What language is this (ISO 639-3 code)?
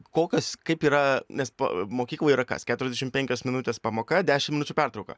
lit